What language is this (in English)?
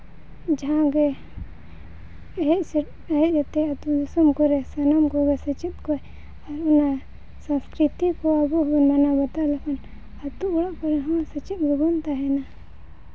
Santali